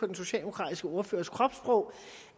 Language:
Danish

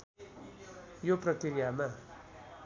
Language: Nepali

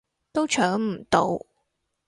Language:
Cantonese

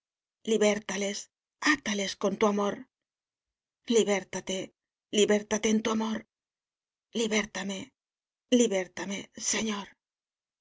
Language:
Spanish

